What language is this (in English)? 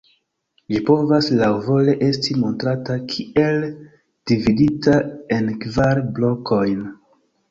Esperanto